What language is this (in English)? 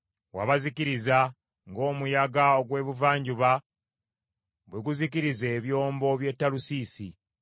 Ganda